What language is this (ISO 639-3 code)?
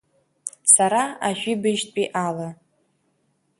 abk